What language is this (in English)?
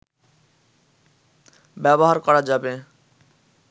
Bangla